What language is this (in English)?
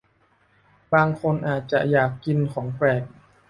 Thai